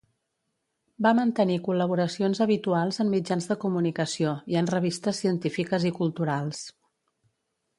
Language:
Catalan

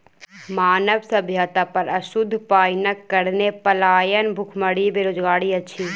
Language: Maithili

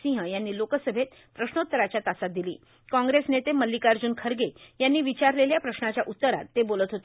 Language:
Marathi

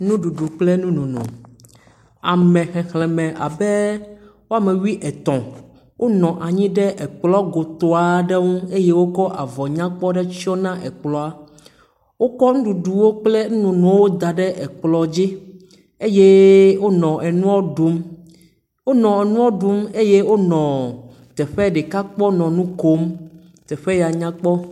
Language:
Ewe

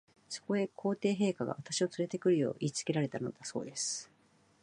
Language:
Japanese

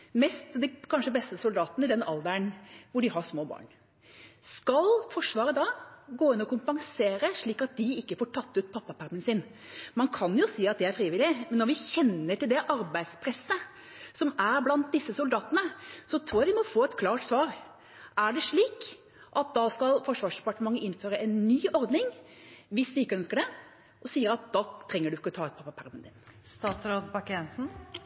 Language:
Norwegian Bokmål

